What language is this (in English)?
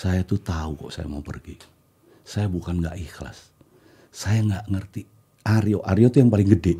Indonesian